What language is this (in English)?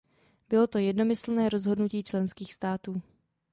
Czech